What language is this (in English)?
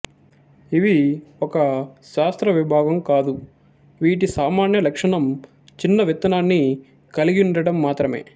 Telugu